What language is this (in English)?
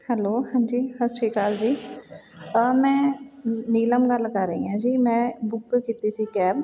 Punjabi